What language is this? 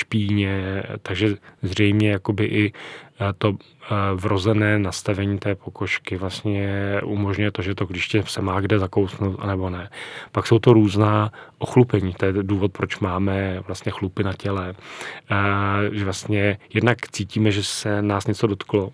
Czech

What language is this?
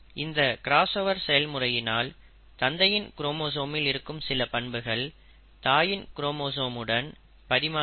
Tamil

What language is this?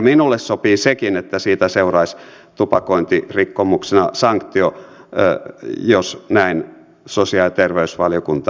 Finnish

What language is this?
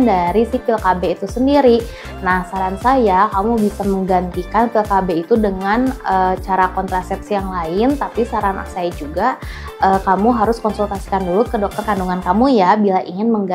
Indonesian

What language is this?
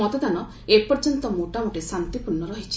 Odia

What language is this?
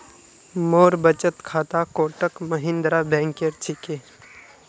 Magahi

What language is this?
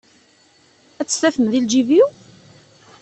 Kabyle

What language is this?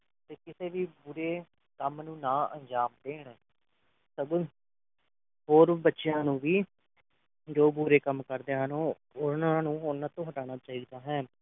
Punjabi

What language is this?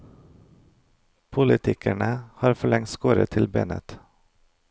Norwegian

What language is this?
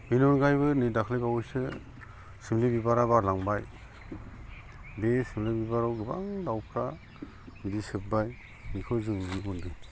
Bodo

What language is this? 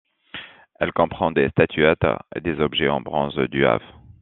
French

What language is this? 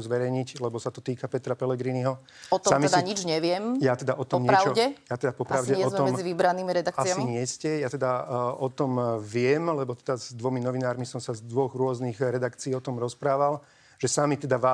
Slovak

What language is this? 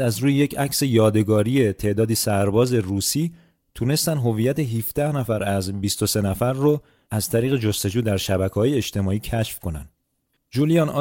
Persian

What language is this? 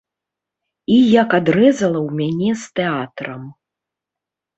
Belarusian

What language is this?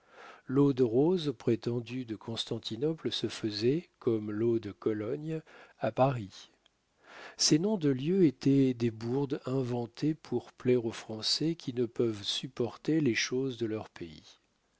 French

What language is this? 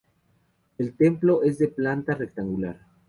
Spanish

